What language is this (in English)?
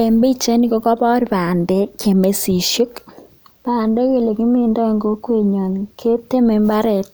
Kalenjin